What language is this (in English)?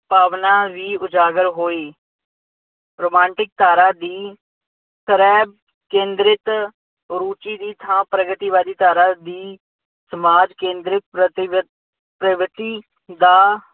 Punjabi